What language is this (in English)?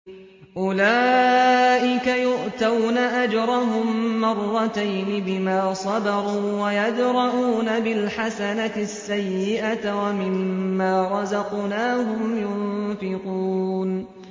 Arabic